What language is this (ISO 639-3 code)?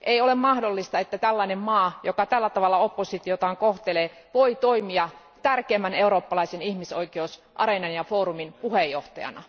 fin